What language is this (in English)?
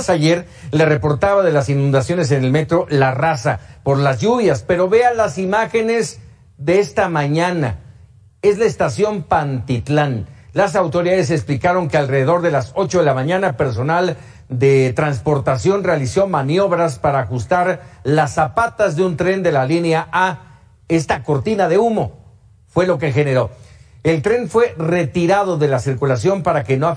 Spanish